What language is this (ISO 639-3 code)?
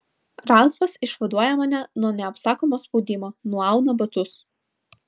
lit